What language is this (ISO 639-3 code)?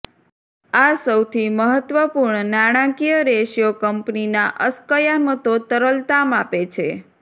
guj